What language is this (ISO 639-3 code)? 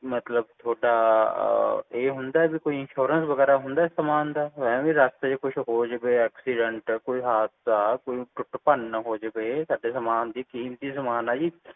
pan